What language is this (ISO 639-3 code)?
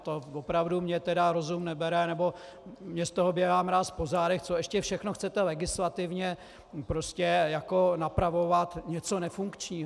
ces